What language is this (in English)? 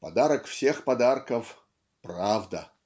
Russian